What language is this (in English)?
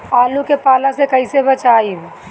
Bhojpuri